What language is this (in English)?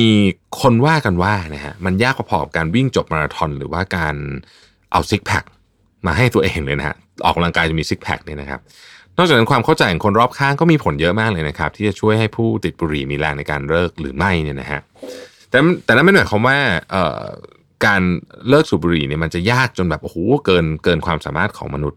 Thai